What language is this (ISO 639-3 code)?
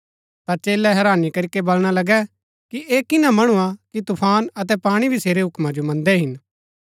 gbk